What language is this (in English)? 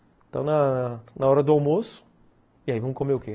Portuguese